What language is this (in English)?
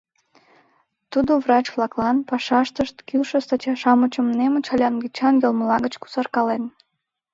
Mari